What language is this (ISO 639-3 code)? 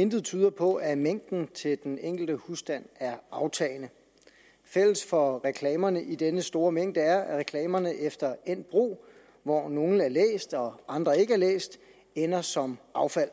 dan